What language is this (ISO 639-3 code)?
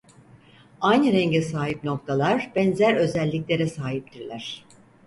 tur